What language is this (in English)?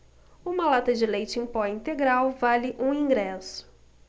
Portuguese